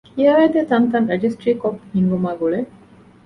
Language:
Divehi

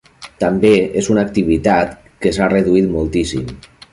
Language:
Catalan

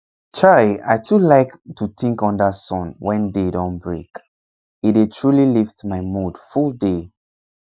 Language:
Nigerian Pidgin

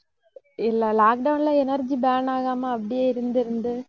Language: Tamil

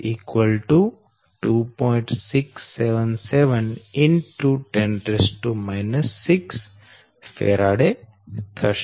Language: Gujarati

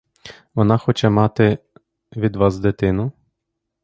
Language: Ukrainian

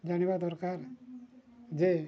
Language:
Odia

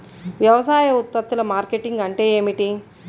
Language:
Telugu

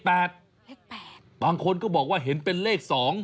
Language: Thai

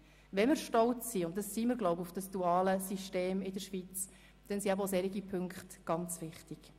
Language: Swiss German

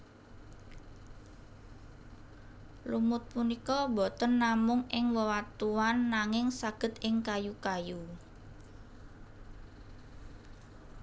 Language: Javanese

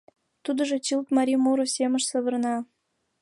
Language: Mari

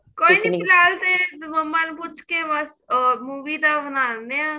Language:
Punjabi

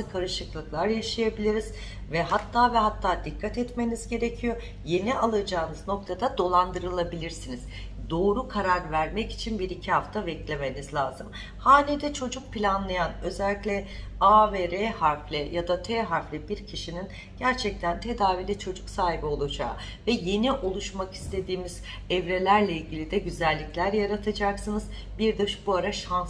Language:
Turkish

